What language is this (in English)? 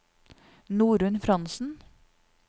Norwegian